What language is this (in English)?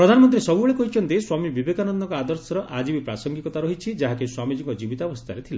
Odia